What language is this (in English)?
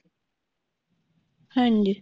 Punjabi